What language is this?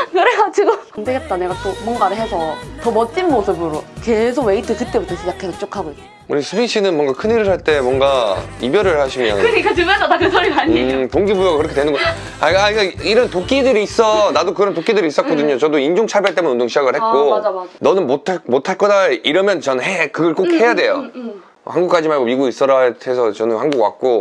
Korean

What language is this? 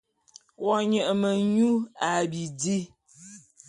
Bulu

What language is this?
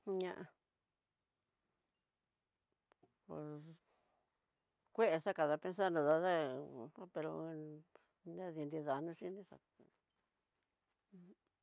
Tidaá Mixtec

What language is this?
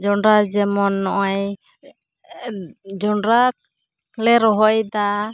Santali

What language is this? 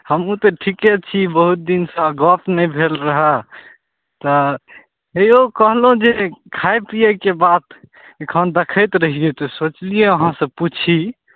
Maithili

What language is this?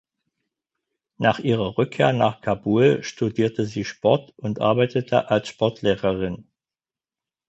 German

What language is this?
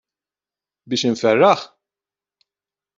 Maltese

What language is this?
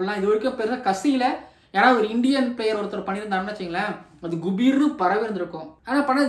Romanian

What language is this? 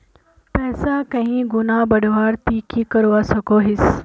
Magahi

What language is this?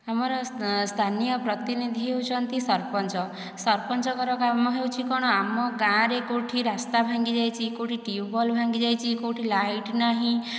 Odia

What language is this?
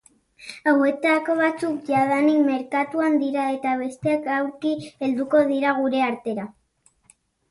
Basque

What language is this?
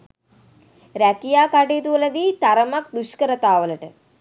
Sinhala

